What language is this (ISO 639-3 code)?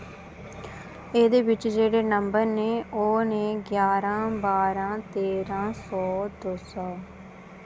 doi